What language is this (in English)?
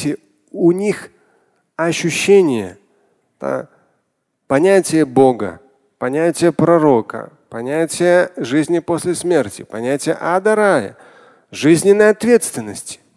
Russian